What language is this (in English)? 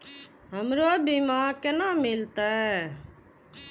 Maithili